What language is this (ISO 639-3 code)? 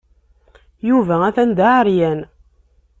kab